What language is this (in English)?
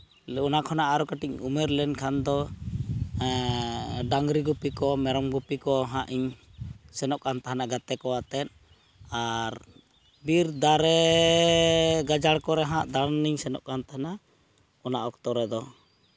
Santali